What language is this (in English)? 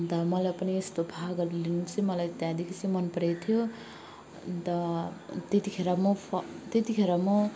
Nepali